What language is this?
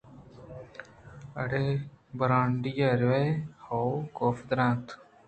Eastern Balochi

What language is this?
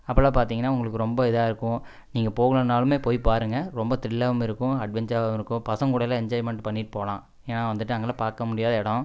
Tamil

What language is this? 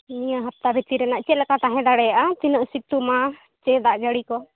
Santali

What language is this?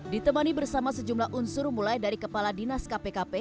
Indonesian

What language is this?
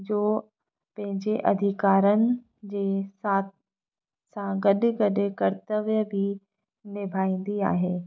Sindhi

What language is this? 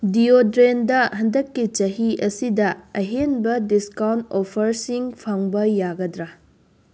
Manipuri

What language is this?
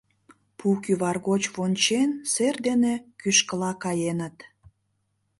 Mari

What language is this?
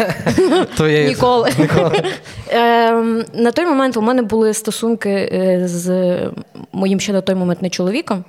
Ukrainian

